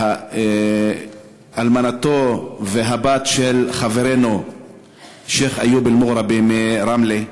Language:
Hebrew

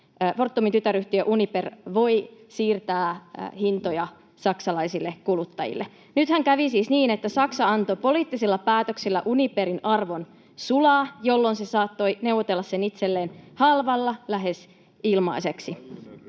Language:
Finnish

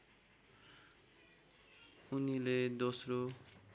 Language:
Nepali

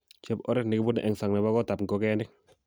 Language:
Kalenjin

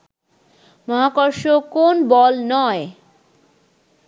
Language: Bangla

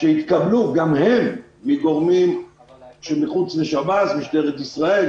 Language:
Hebrew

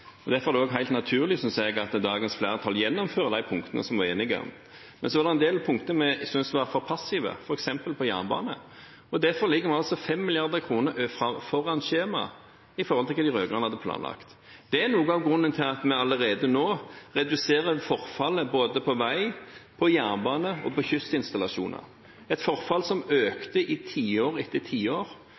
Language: Norwegian Bokmål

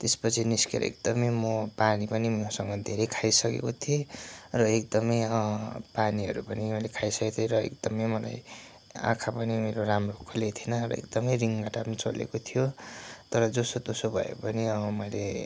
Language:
Nepali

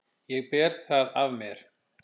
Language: Icelandic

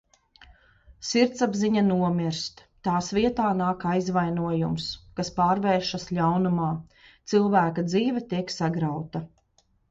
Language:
Latvian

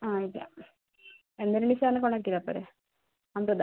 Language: Malayalam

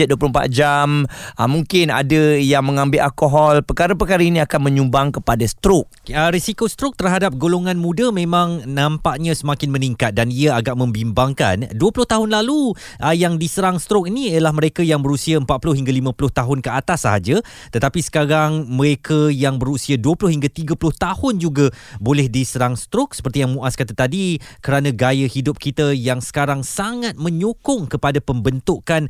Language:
Malay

